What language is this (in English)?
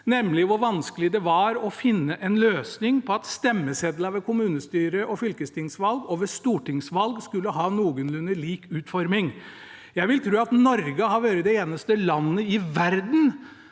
Norwegian